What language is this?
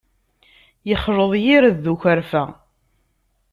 Kabyle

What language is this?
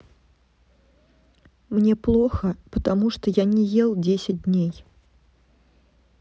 Russian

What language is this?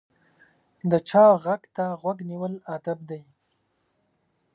Pashto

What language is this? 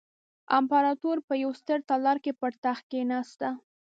Pashto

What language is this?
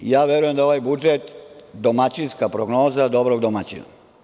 Serbian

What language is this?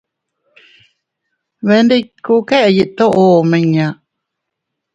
Teutila Cuicatec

